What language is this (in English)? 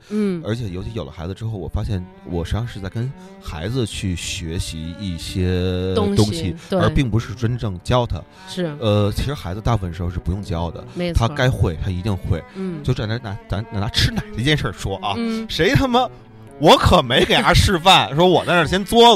Chinese